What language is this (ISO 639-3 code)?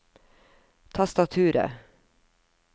nor